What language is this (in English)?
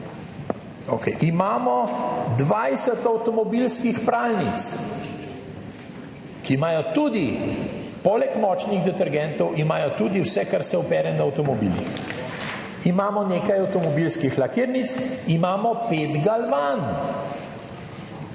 Slovenian